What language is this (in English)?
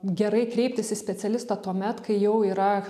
Lithuanian